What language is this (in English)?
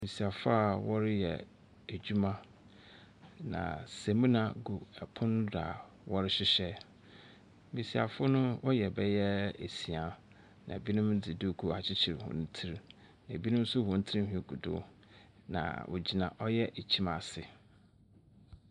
Akan